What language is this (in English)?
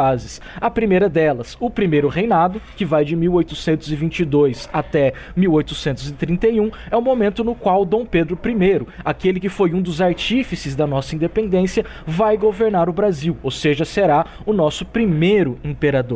Portuguese